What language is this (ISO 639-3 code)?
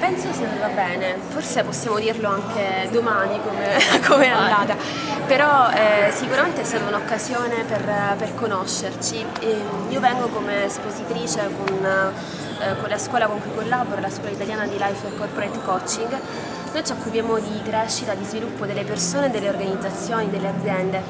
ita